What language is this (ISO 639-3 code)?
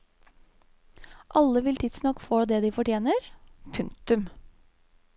nor